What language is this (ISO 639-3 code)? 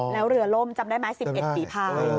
tha